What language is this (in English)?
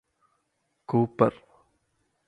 Malayalam